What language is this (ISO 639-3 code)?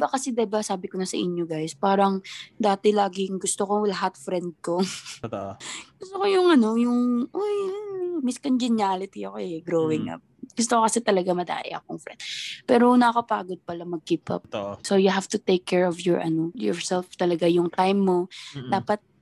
fil